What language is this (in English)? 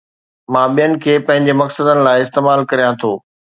Sindhi